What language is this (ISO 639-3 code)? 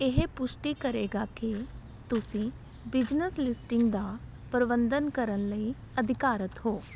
pan